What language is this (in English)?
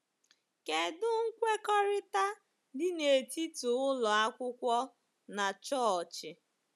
Igbo